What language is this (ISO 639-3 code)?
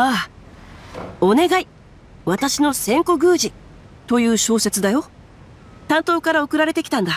jpn